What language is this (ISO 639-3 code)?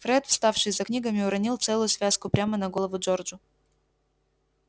rus